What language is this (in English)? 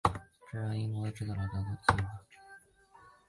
Chinese